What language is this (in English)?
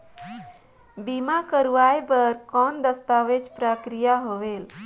Chhattisgarhi